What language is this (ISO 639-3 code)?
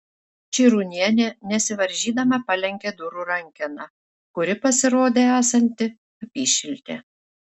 lit